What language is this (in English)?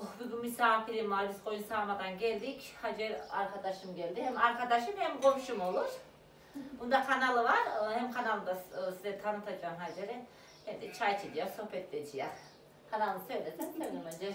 Turkish